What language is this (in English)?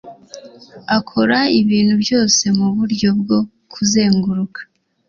Kinyarwanda